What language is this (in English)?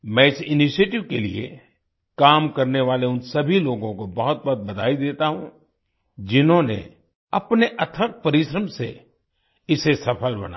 Hindi